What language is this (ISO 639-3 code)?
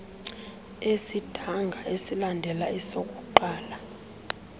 xho